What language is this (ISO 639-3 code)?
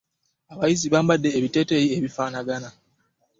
lug